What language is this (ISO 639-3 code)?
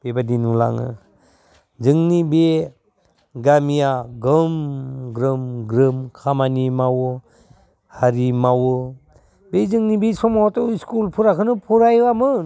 brx